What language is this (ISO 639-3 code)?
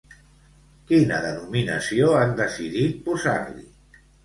cat